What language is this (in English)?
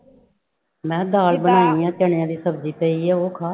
Punjabi